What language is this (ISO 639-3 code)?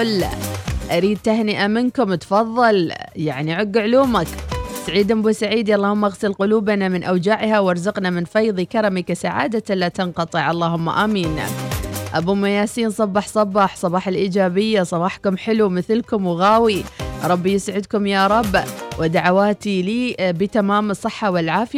ara